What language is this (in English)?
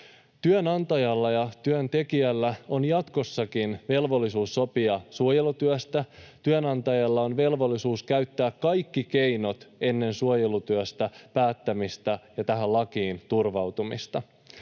Finnish